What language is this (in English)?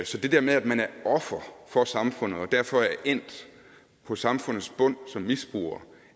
Danish